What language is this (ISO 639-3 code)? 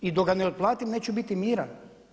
hrv